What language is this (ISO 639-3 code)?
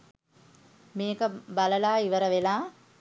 sin